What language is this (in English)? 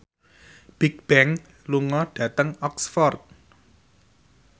Javanese